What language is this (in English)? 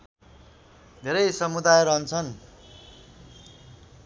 Nepali